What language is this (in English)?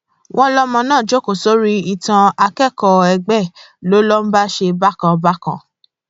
Yoruba